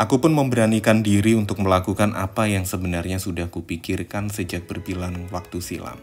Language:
Indonesian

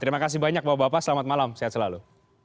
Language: Indonesian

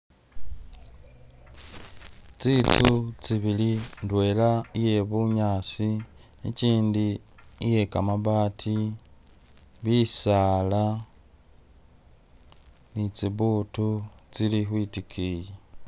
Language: Masaaba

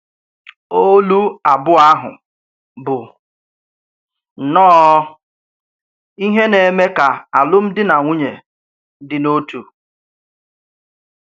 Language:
Igbo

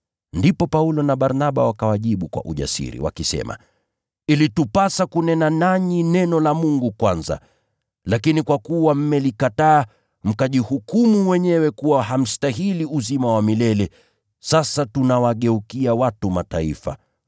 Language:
Swahili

